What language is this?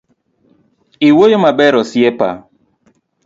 Luo (Kenya and Tanzania)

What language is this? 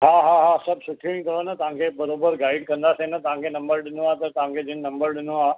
Sindhi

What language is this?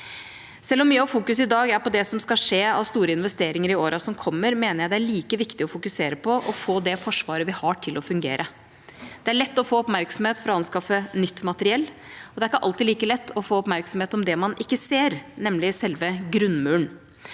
Norwegian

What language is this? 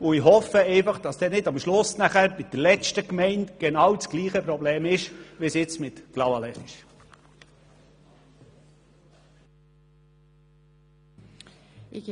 Swiss German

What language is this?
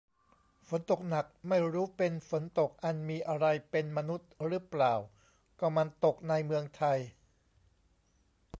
Thai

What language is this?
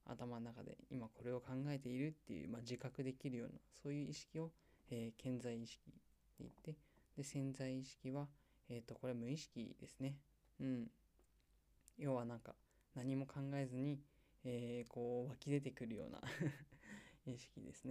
Japanese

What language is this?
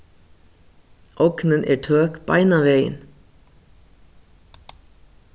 Faroese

